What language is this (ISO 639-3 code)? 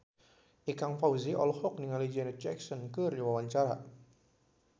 sun